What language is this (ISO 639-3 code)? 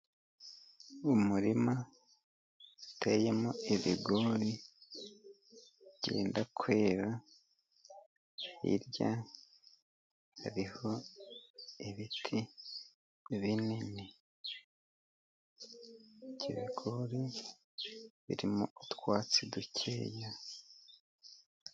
kin